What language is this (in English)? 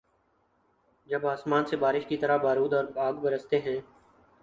Urdu